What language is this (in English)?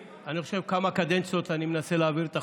Hebrew